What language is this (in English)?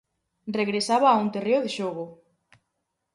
Galician